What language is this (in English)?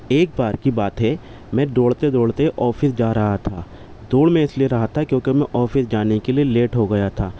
Urdu